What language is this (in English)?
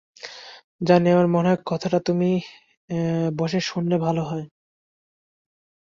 Bangla